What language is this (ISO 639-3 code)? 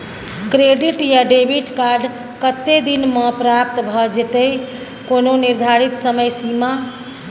mai